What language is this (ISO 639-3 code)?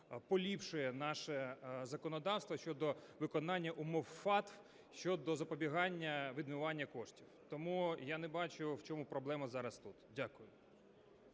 ukr